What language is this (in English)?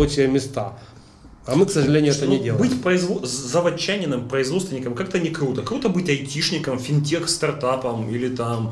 Russian